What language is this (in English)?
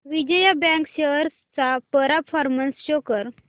Marathi